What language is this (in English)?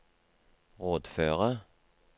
Norwegian